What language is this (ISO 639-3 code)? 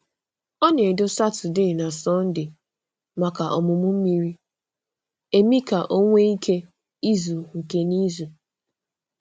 ibo